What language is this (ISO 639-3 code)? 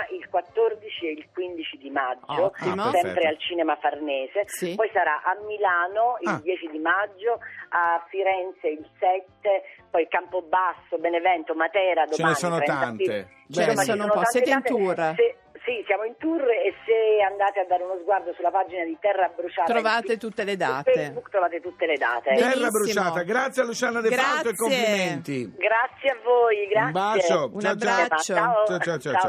ita